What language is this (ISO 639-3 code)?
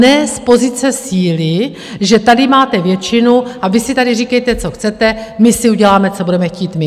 ces